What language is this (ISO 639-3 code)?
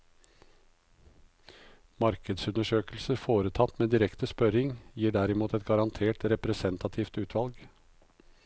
nor